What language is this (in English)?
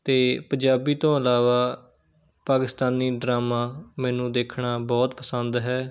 Punjabi